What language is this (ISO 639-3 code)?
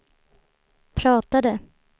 swe